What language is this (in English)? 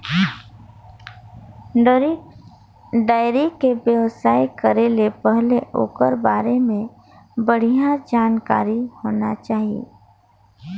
Chhattisgarhi